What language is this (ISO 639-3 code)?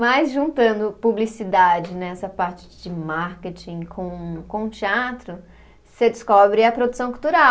por